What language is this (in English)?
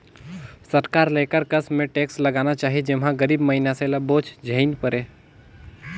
Chhattisgarhi